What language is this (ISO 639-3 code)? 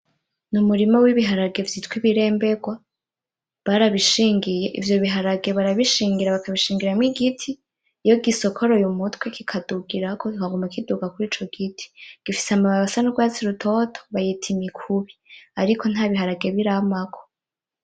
run